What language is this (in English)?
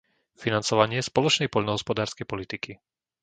Slovak